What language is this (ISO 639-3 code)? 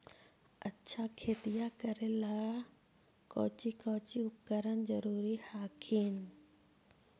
mag